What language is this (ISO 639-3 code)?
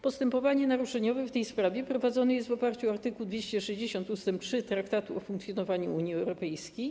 pol